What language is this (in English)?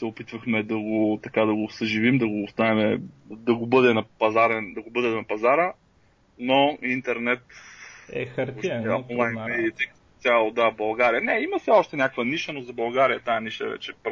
Bulgarian